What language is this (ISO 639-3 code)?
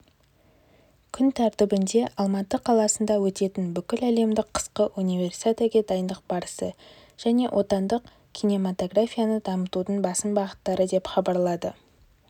kaz